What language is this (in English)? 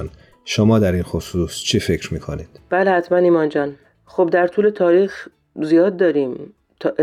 Persian